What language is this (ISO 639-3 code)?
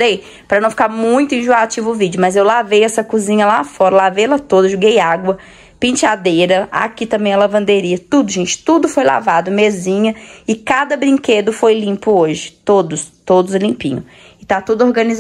por